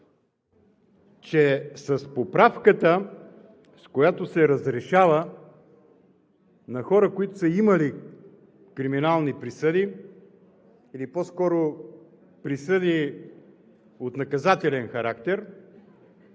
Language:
Bulgarian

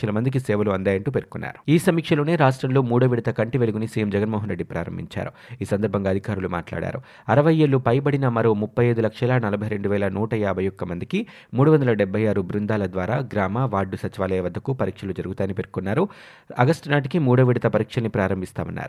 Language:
Telugu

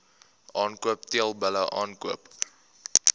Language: Afrikaans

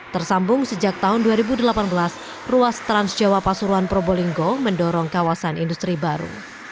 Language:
Indonesian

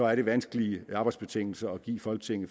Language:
Danish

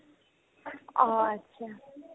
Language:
Assamese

